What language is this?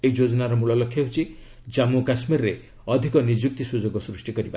Odia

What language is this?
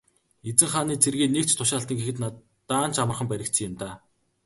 Mongolian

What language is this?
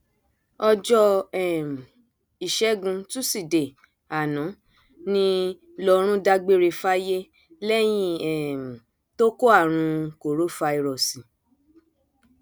Yoruba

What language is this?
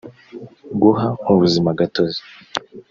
Kinyarwanda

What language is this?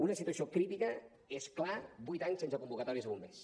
Catalan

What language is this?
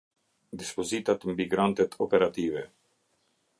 Albanian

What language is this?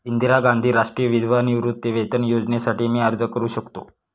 Marathi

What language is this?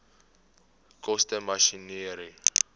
Afrikaans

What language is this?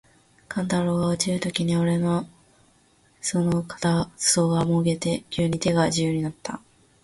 Japanese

